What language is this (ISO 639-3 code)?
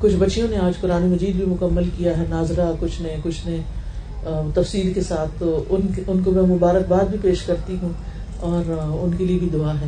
urd